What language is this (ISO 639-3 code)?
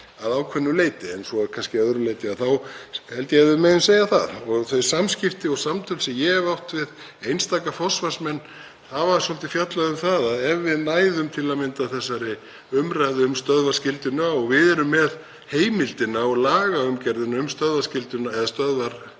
isl